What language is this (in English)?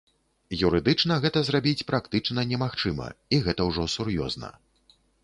Belarusian